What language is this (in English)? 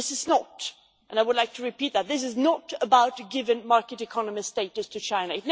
English